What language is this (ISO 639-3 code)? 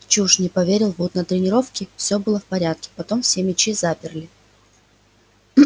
rus